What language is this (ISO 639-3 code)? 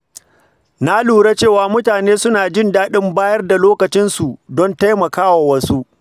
hau